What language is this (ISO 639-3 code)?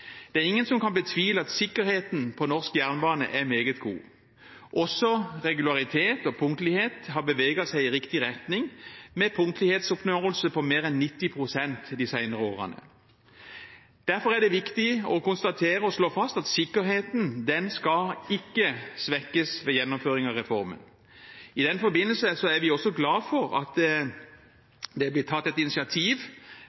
nob